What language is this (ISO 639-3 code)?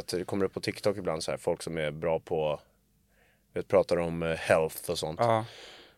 swe